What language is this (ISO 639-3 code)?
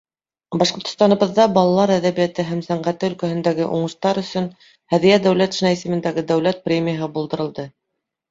bak